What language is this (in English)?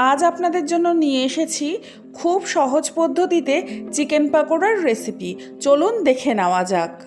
Bangla